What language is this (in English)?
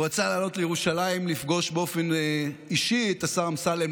Hebrew